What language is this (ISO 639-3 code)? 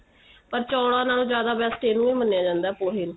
pan